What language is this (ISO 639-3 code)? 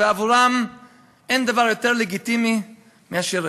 heb